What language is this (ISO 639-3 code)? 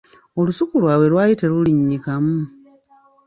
lug